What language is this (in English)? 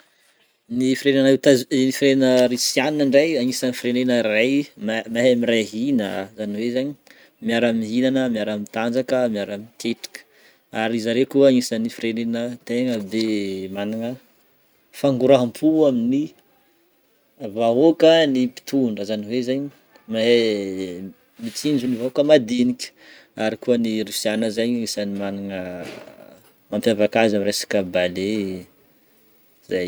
Northern Betsimisaraka Malagasy